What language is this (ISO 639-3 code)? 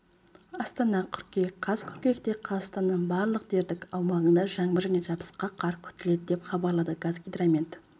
kaz